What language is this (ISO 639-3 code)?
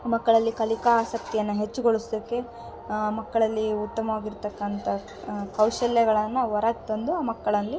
kan